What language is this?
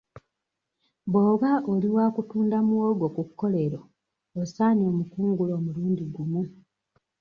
Ganda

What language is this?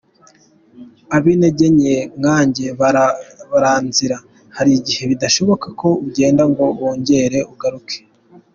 Kinyarwanda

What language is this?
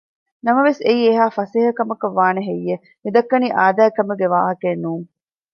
Divehi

